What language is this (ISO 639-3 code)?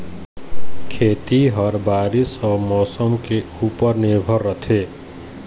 hne